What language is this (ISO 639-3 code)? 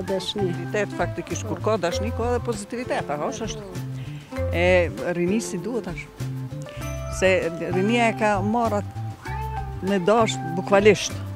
ron